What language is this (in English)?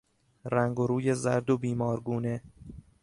Persian